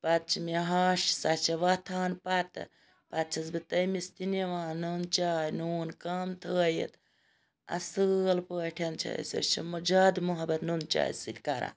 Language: Kashmiri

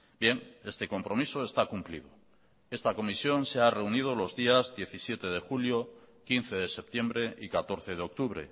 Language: Spanish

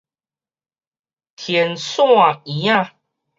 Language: Min Nan Chinese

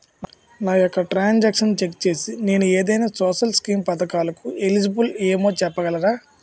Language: Telugu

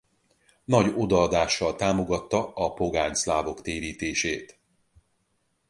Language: Hungarian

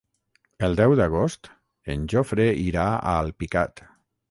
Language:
Catalan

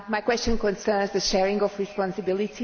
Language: English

